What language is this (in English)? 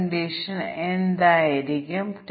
Malayalam